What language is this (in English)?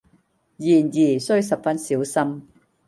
Cantonese